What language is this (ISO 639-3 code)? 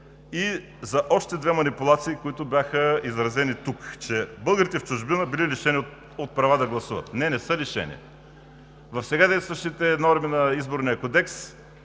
bul